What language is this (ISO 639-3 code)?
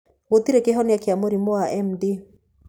kik